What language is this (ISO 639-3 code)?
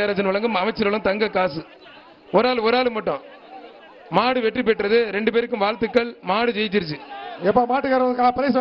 tam